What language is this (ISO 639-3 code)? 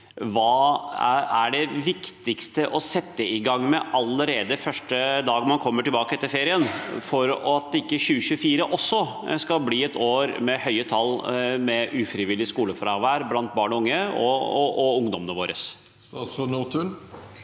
nor